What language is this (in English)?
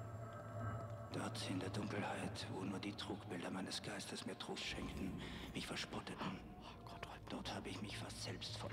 German